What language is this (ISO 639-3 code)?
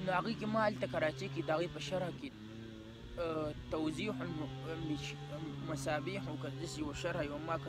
ara